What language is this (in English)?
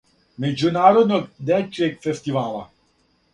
Serbian